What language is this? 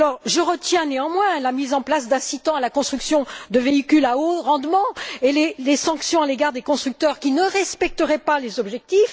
French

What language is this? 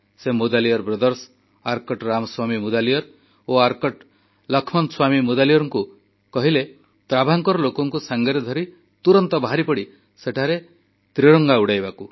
Odia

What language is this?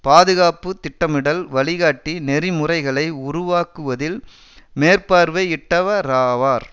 Tamil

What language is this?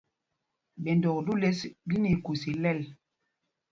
Mpumpong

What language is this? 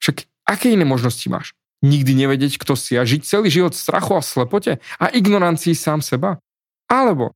Slovak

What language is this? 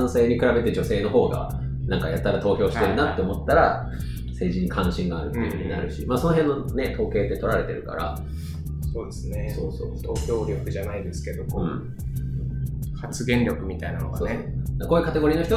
Japanese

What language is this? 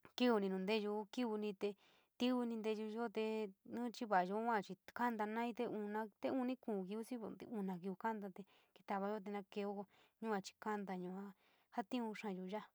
San Miguel El Grande Mixtec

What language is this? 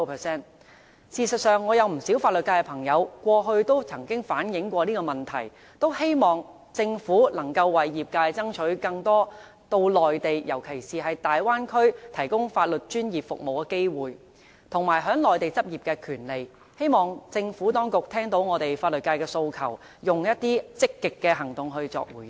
Cantonese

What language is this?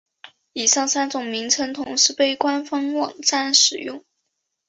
Chinese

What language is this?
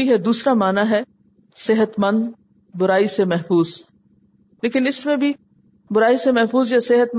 Urdu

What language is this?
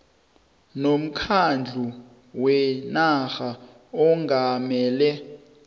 South Ndebele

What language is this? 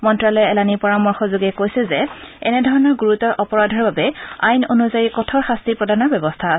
Assamese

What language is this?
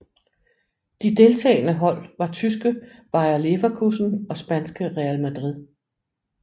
Danish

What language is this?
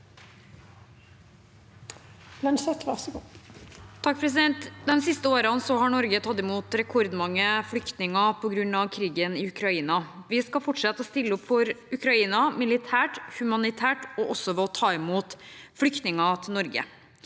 Norwegian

